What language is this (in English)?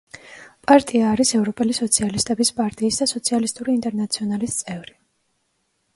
Georgian